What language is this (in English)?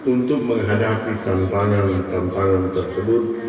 Indonesian